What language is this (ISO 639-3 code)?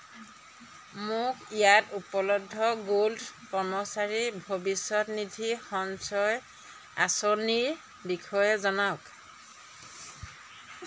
asm